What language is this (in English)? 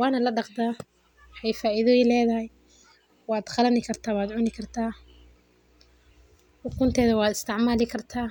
Somali